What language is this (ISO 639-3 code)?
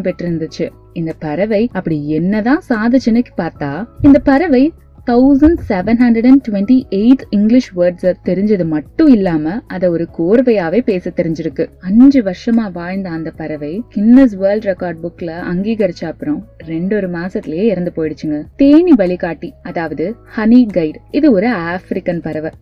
tam